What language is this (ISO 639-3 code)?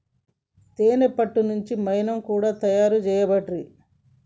tel